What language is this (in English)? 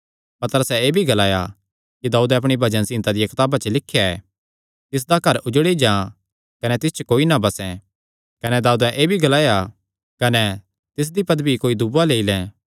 Kangri